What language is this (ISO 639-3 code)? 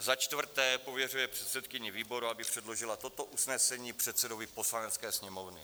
ces